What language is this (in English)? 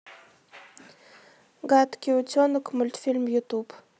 Russian